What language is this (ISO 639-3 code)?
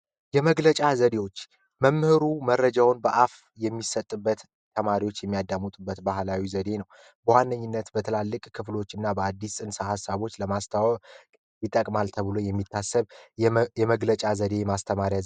amh